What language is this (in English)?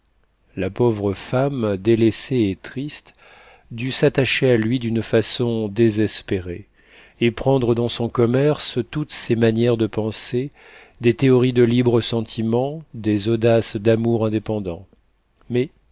French